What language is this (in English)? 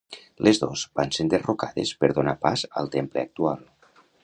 Catalan